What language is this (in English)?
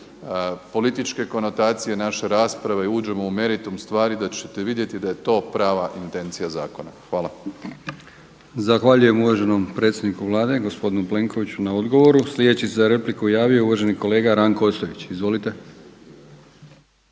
Croatian